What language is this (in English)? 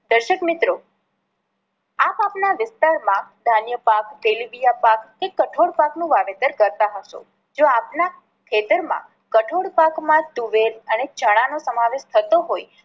Gujarati